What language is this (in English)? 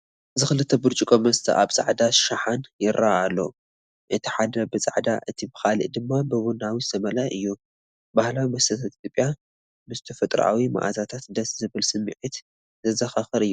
Tigrinya